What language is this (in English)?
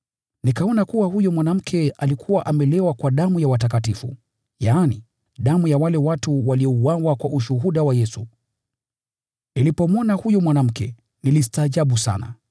Swahili